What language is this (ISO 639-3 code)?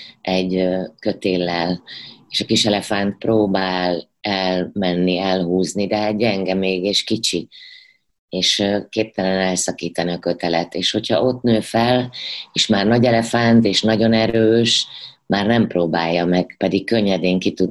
hun